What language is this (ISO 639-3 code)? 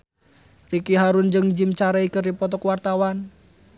sun